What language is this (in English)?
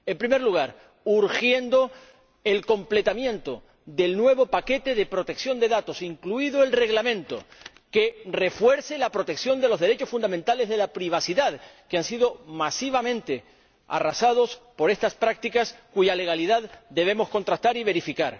Spanish